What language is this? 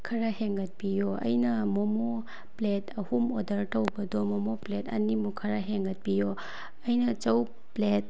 Manipuri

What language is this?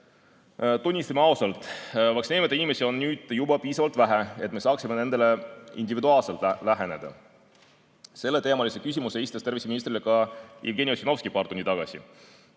Estonian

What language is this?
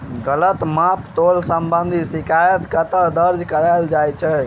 Maithili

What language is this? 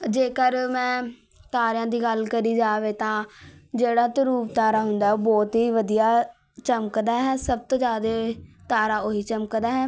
Punjabi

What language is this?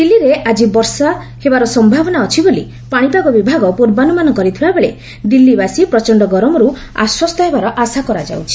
Odia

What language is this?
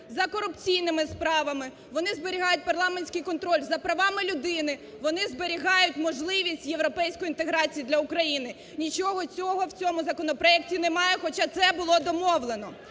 Ukrainian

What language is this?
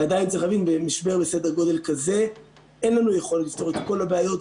Hebrew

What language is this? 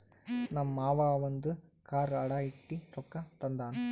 Kannada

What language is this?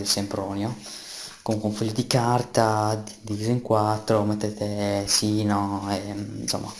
Italian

